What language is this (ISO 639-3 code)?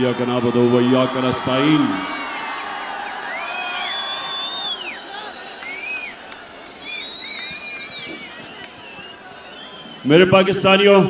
hin